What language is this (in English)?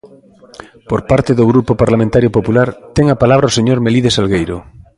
Galician